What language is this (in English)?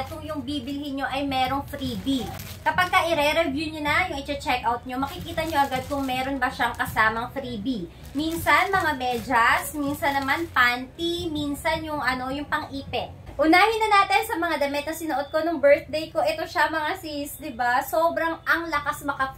Filipino